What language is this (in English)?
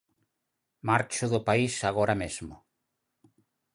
Galician